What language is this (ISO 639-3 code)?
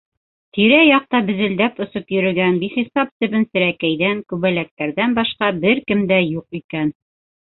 bak